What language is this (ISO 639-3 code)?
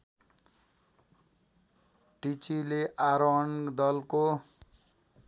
nep